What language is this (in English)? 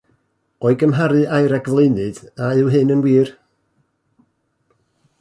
Welsh